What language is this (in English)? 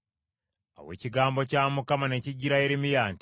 Ganda